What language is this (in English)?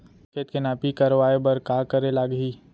Chhattisgarhi